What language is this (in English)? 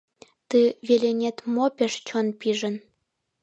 Mari